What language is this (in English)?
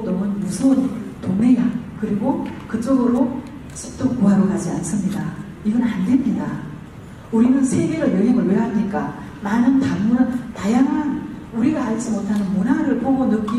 Korean